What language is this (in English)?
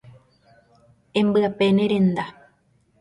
Guarani